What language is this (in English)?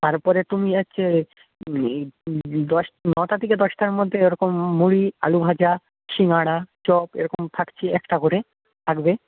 Bangla